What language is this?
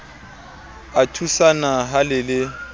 Southern Sotho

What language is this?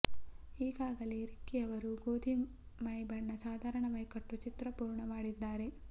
Kannada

